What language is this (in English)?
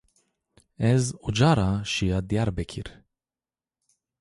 Zaza